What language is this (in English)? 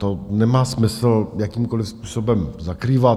Czech